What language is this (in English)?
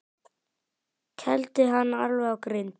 Icelandic